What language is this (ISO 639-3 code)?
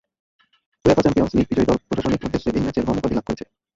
ben